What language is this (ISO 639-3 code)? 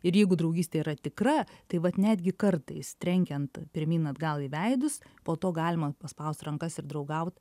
lit